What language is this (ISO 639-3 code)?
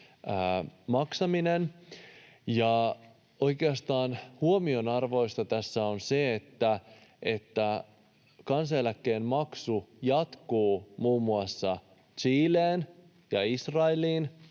fin